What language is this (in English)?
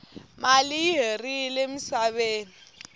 Tsonga